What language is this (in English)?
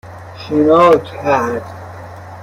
Persian